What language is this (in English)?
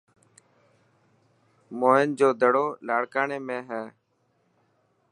Dhatki